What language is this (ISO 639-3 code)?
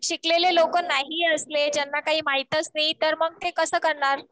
mar